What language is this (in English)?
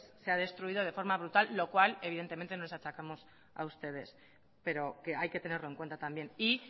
Spanish